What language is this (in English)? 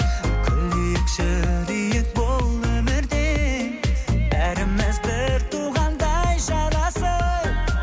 Kazakh